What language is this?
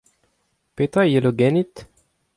Breton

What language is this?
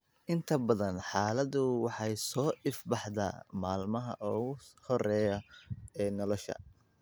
Somali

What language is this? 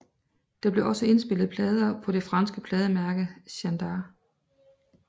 Danish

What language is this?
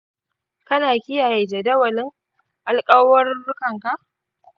Hausa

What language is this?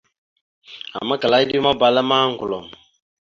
Mada (Cameroon)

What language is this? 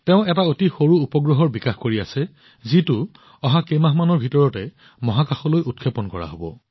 Assamese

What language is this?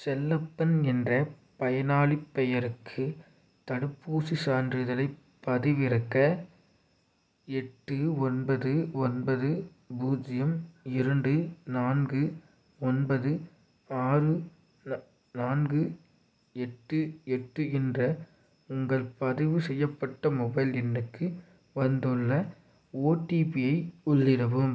Tamil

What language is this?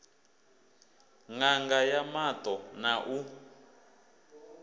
Venda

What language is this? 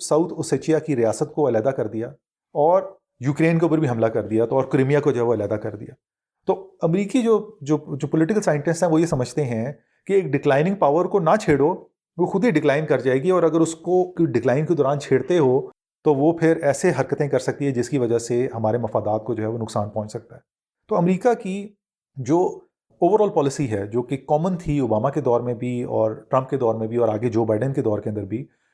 Urdu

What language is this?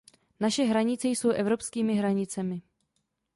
Czech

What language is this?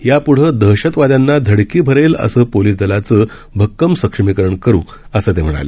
Marathi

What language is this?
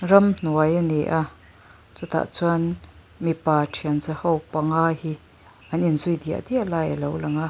Mizo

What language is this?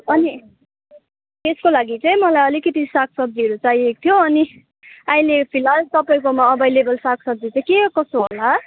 Nepali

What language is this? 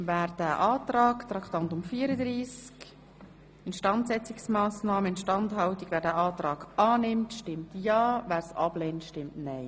Swiss German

